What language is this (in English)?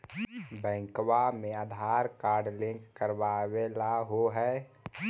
Magahi